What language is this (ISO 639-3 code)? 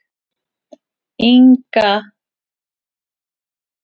isl